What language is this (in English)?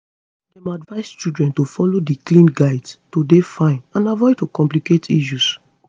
Nigerian Pidgin